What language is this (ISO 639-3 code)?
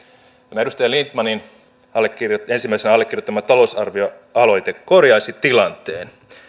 fin